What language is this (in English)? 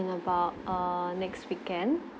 English